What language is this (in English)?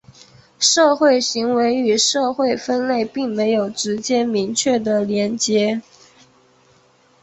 Chinese